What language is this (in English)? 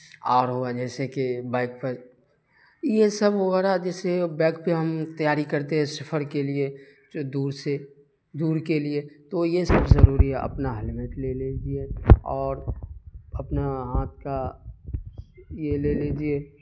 Urdu